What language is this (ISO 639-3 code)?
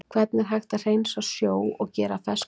isl